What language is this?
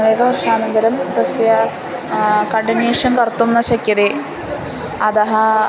Sanskrit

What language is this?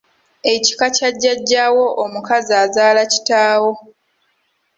Ganda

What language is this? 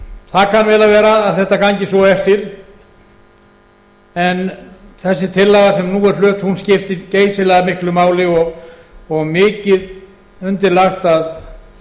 Icelandic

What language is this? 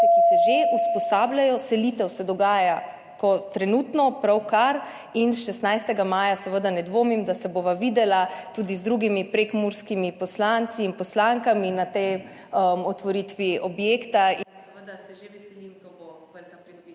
Slovenian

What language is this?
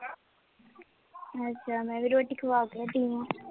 Punjabi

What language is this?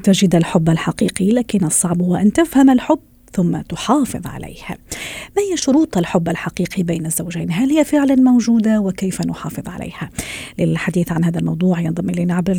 Arabic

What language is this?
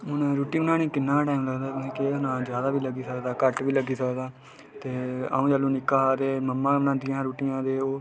Dogri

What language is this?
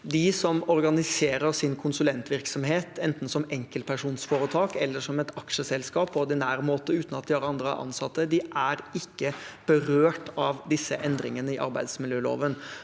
Norwegian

